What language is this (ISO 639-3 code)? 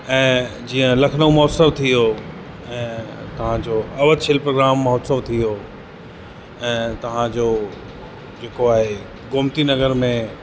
snd